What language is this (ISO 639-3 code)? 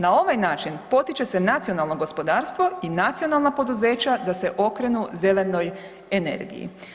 hrv